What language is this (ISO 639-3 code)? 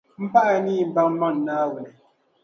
dag